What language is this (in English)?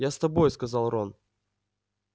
Russian